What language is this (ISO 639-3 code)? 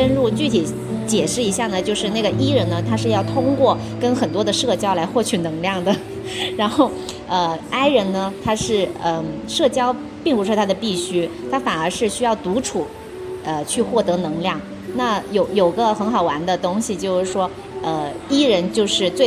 zho